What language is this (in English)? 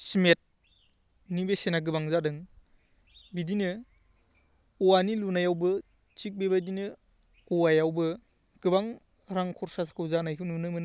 Bodo